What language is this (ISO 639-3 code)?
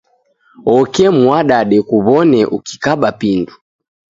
dav